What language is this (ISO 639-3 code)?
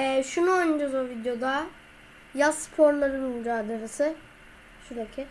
tur